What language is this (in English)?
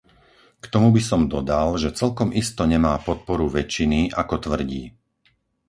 Slovak